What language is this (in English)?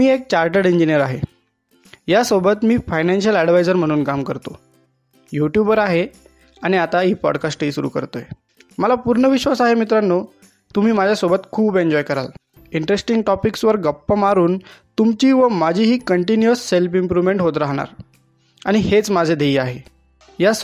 Marathi